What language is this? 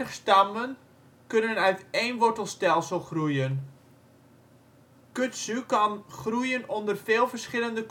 Dutch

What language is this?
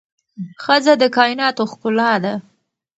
Pashto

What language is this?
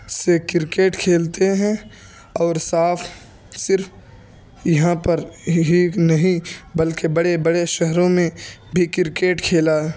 Urdu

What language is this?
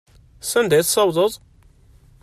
Kabyle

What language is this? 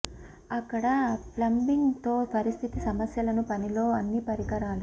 Telugu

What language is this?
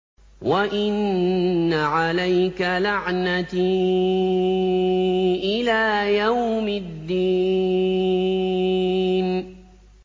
Arabic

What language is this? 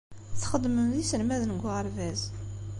Kabyle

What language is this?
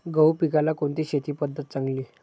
Marathi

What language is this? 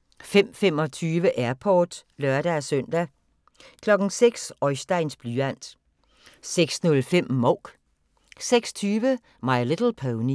Danish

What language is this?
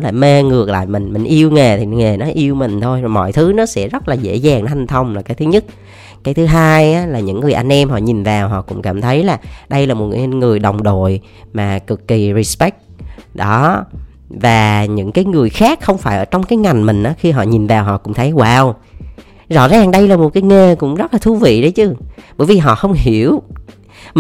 Vietnamese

